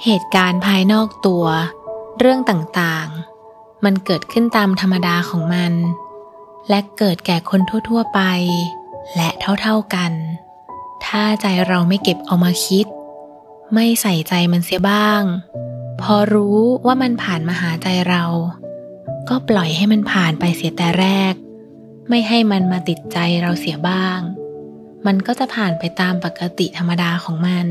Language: Thai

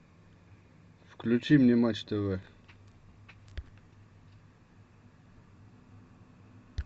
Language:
Russian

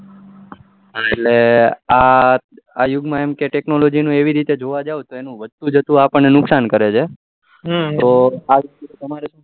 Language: Gujarati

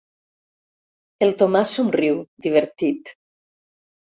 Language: Catalan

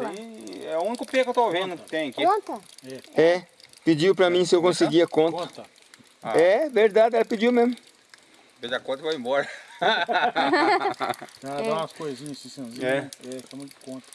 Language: Portuguese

